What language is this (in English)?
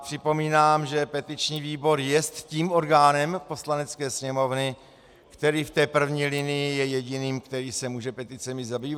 Czech